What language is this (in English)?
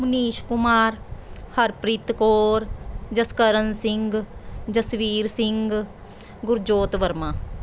Punjabi